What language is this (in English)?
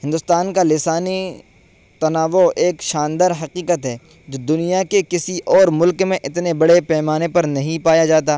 Urdu